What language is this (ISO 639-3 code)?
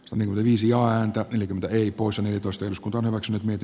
fin